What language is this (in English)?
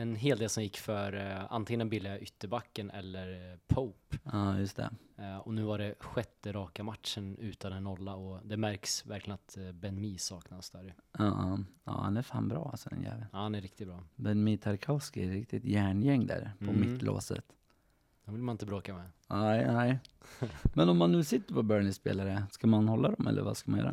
Swedish